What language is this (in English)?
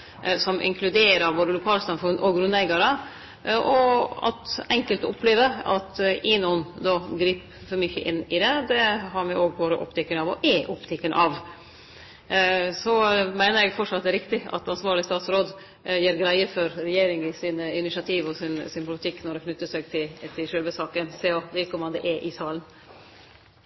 Norwegian